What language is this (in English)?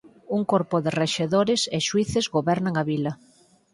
Galician